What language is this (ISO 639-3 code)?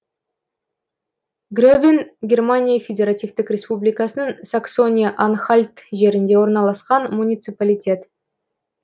kaz